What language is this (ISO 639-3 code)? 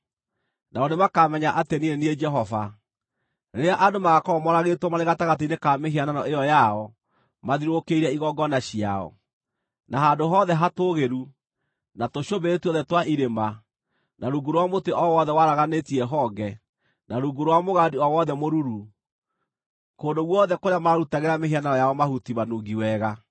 kik